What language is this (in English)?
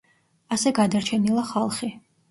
Georgian